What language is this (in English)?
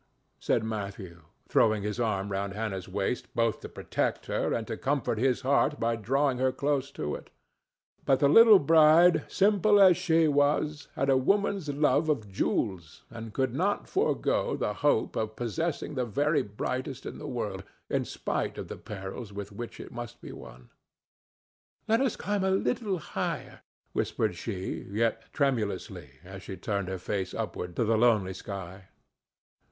English